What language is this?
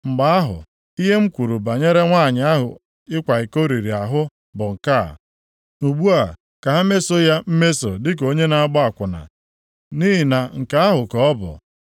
Igbo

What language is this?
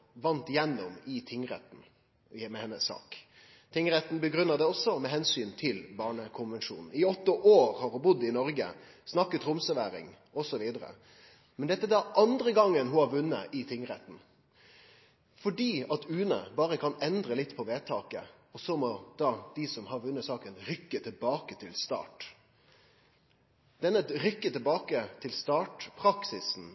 Norwegian Nynorsk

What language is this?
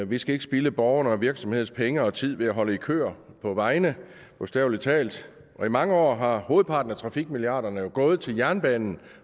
Danish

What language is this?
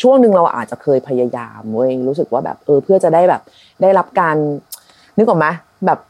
Thai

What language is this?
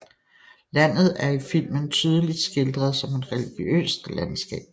Danish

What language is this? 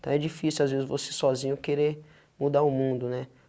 Portuguese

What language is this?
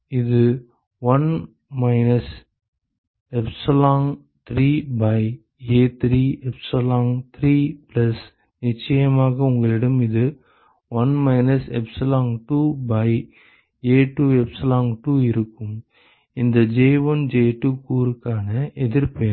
Tamil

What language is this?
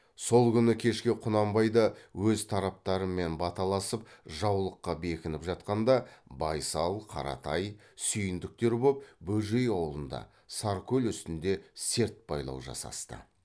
Kazakh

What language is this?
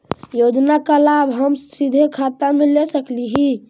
Magahi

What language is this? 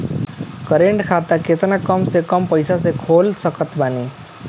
Bhojpuri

